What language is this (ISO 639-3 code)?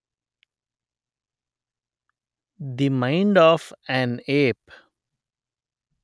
tel